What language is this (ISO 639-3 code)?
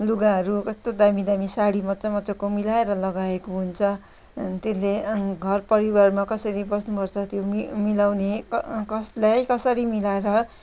nep